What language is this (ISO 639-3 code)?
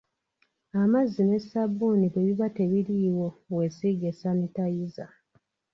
lug